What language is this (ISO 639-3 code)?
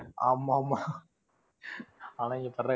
tam